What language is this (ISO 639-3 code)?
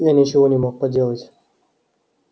rus